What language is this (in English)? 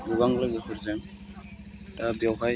Bodo